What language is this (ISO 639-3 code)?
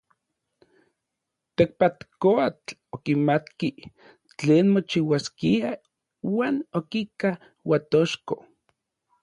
nlv